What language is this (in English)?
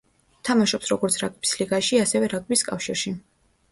Georgian